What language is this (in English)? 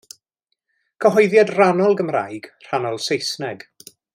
Welsh